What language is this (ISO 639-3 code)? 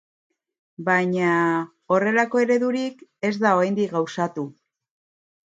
eus